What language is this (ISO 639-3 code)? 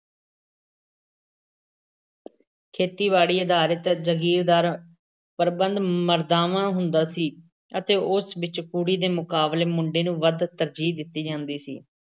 pan